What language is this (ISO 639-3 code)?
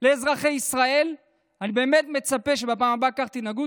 heb